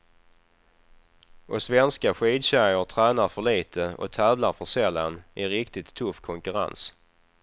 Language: Swedish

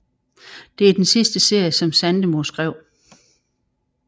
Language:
Danish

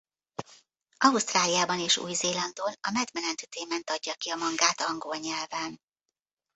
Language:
Hungarian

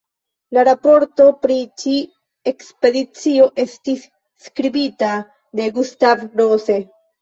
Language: Esperanto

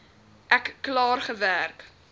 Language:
Afrikaans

